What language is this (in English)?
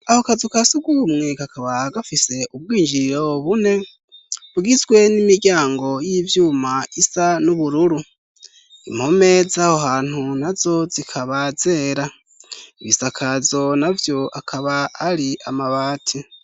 Rundi